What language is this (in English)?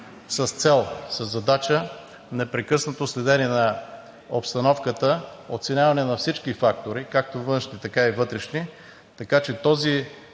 Bulgarian